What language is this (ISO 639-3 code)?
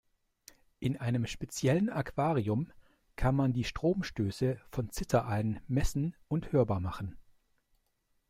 deu